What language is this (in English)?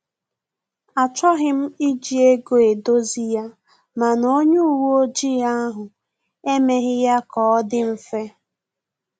Igbo